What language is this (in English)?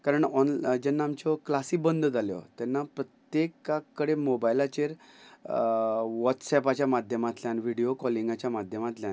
Konkani